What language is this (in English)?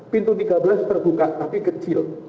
Indonesian